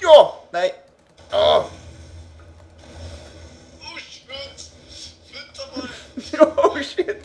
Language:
Swedish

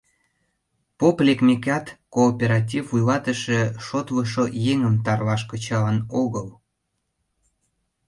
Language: Mari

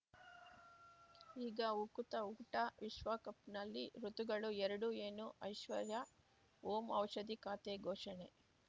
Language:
Kannada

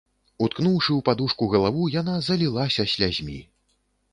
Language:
Belarusian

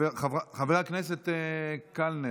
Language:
Hebrew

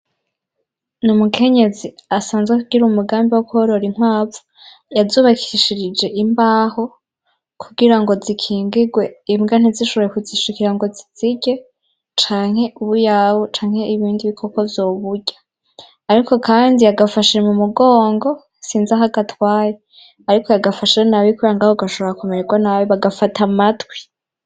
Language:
Rundi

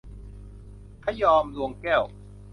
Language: Thai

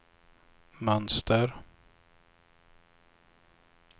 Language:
Swedish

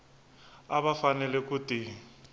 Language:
Tsonga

